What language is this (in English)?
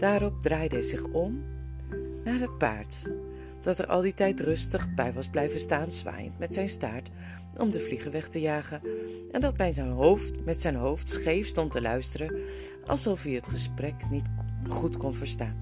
Dutch